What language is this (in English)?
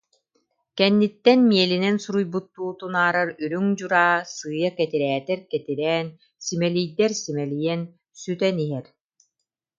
Yakut